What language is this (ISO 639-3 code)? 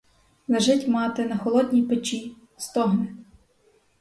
ukr